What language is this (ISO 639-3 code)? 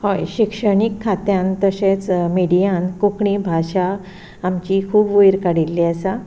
kok